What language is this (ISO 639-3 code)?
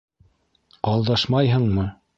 bak